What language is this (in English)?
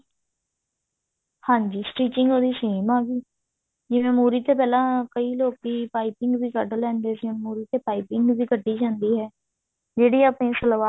Punjabi